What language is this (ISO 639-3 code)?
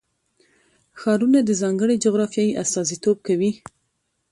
pus